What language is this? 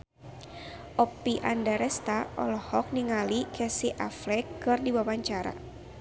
Sundanese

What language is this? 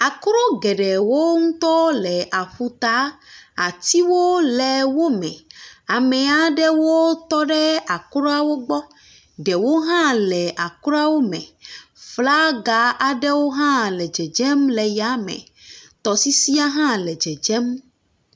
Ewe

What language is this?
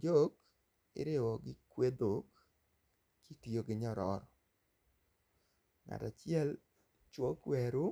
Luo (Kenya and Tanzania)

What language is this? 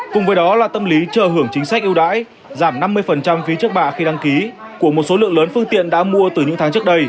Vietnamese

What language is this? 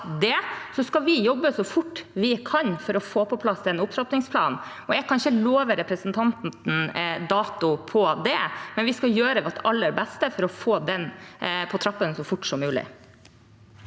Norwegian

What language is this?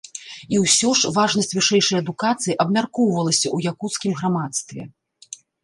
Belarusian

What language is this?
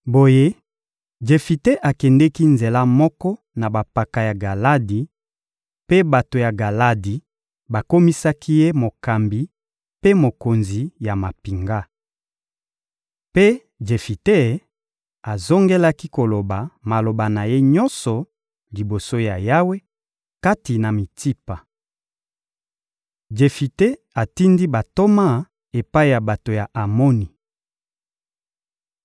Lingala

